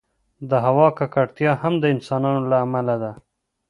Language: Pashto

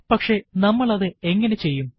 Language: Malayalam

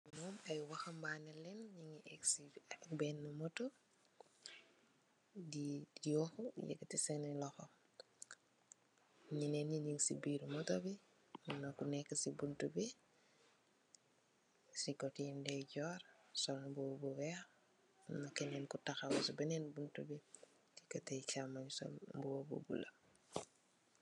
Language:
Wolof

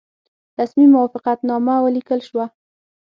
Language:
Pashto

